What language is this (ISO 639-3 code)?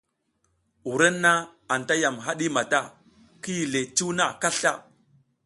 giz